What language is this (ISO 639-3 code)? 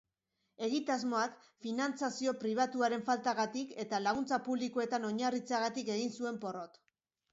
eus